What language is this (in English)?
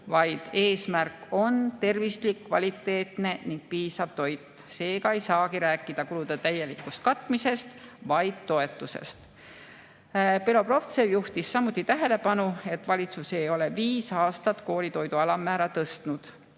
Estonian